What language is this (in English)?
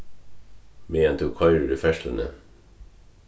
Faroese